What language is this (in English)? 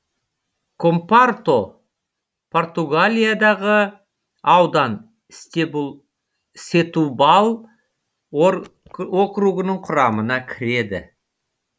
Kazakh